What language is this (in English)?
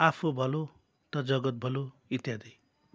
Nepali